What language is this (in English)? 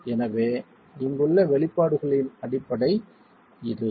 Tamil